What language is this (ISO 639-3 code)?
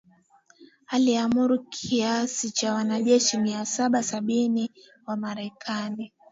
swa